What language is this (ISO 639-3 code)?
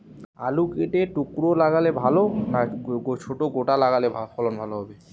ben